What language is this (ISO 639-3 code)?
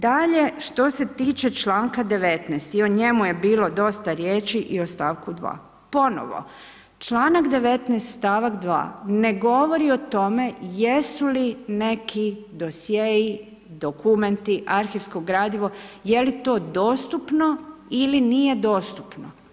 hrv